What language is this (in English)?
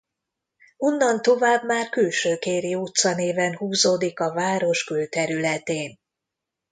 Hungarian